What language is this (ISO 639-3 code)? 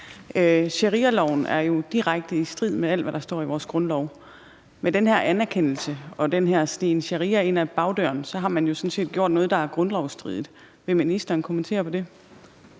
dan